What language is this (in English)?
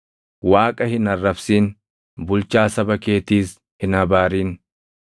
Oromo